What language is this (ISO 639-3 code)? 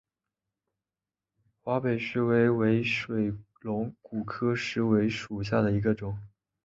zho